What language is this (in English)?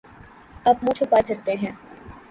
Urdu